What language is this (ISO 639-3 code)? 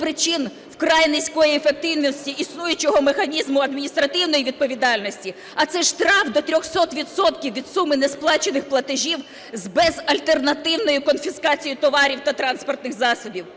ukr